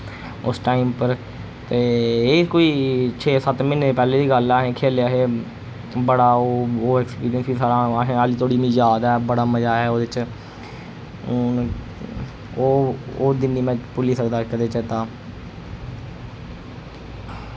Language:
Dogri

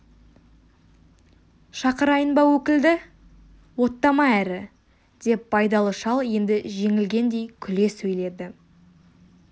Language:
Kazakh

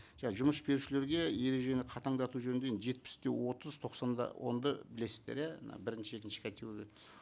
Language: Kazakh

